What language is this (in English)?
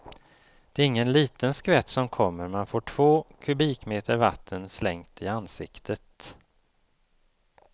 Swedish